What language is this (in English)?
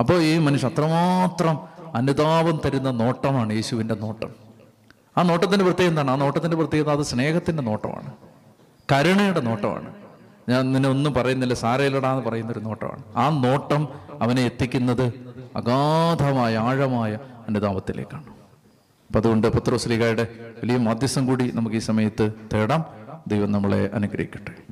Malayalam